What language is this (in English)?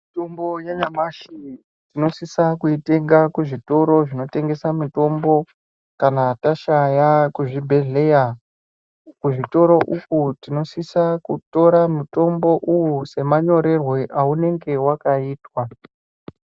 Ndau